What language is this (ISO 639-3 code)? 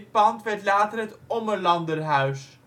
nld